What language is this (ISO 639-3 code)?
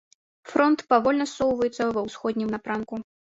bel